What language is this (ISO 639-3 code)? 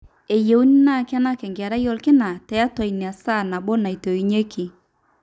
mas